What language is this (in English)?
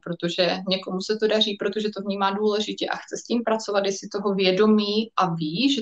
Czech